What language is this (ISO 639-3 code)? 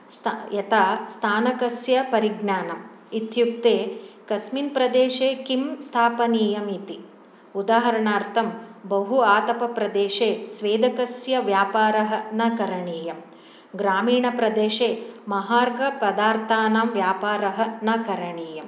san